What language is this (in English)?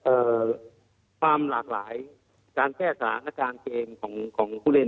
Thai